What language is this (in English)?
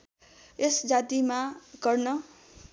Nepali